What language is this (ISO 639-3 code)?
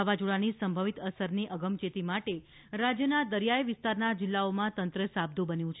guj